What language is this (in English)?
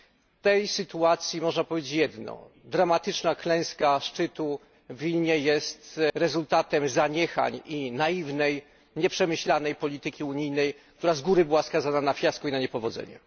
Polish